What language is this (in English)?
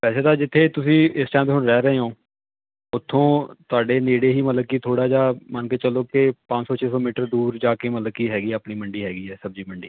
Punjabi